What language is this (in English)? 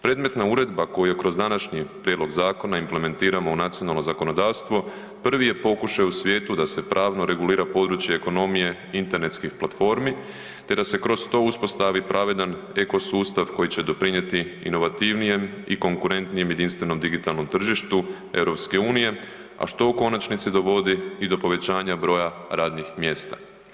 Croatian